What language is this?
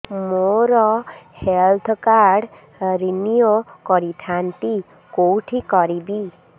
Odia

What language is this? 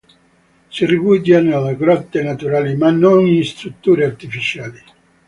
Italian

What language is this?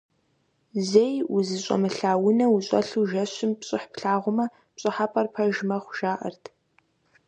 Kabardian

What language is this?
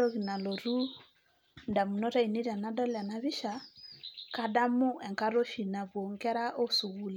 Masai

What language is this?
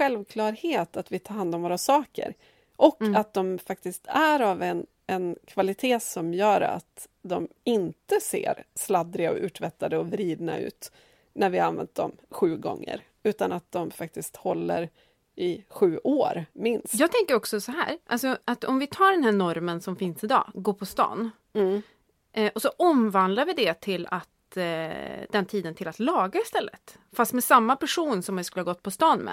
Swedish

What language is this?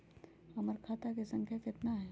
Magahi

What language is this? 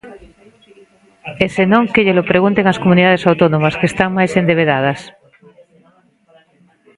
Galician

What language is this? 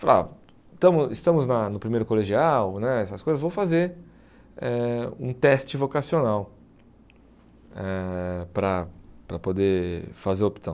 Portuguese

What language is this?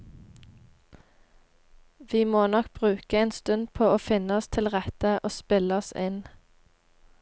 Norwegian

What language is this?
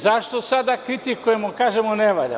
Serbian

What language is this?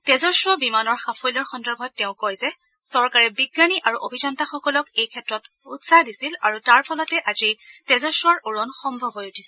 Assamese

